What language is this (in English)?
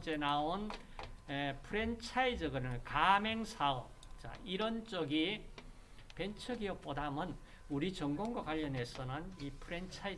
Korean